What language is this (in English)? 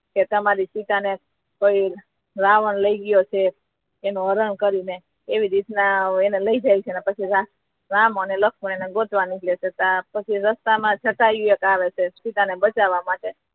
Gujarati